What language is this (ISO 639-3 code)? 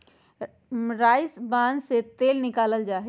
mag